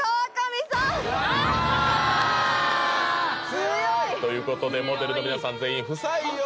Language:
Japanese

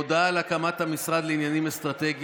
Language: Hebrew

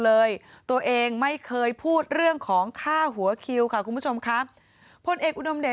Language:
Thai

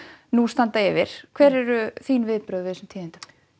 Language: Icelandic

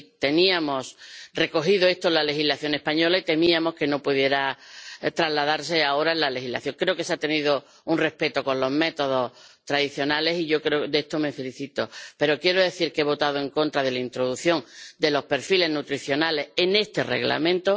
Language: Spanish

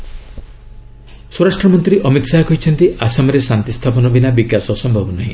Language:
Odia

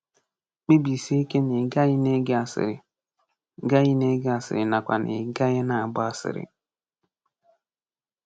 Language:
Igbo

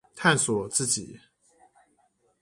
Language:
Chinese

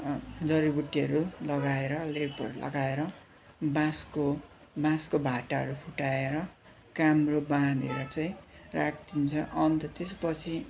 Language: Nepali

